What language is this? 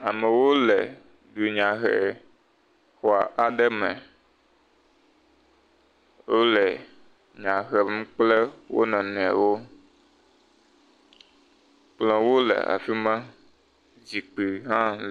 Ewe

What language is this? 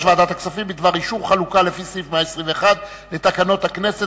Hebrew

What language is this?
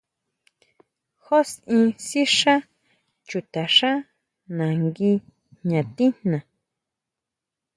Huautla Mazatec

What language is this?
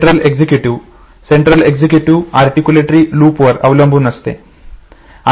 Marathi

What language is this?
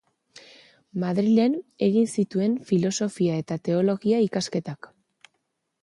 Basque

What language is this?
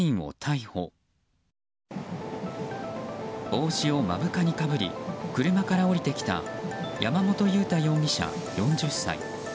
Japanese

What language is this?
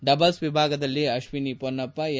Kannada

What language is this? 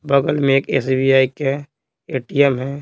Hindi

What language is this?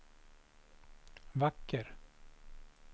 Swedish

